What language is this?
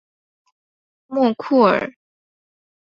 Chinese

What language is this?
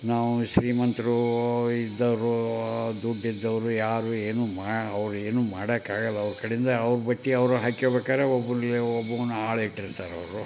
Kannada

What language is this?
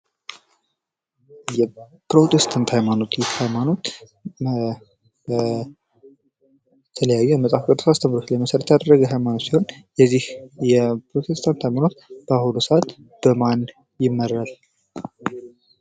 Amharic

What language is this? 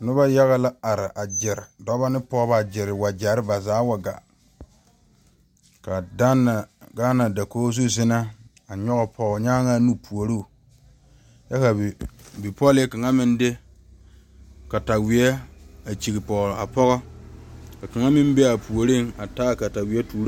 Southern Dagaare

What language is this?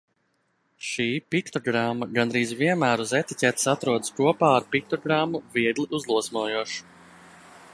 Latvian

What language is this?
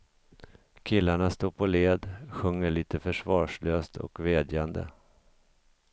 Swedish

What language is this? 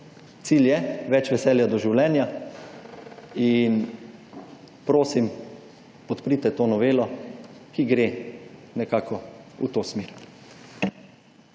Slovenian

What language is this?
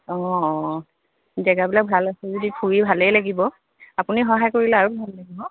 Assamese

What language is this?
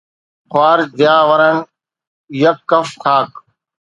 Sindhi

